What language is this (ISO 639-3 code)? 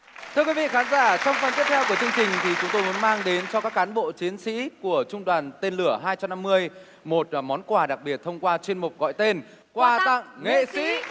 vie